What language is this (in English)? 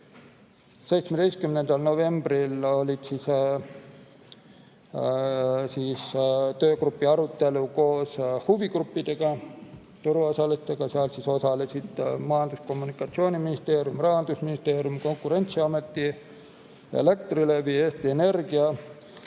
Estonian